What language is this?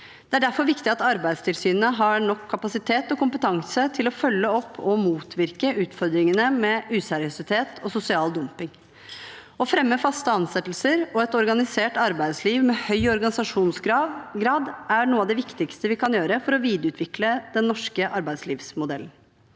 Norwegian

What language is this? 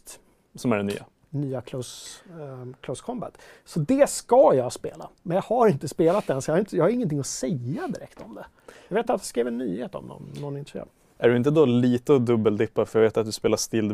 Swedish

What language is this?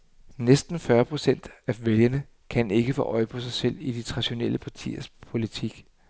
Danish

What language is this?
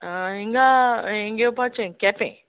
Konkani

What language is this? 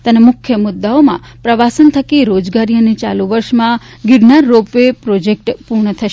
Gujarati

